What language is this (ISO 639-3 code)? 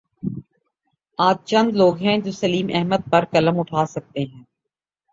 urd